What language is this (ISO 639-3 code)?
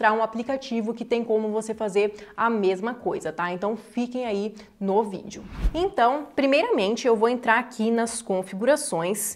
por